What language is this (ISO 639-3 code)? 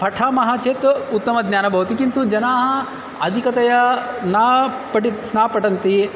san